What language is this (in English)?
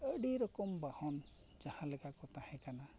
Santali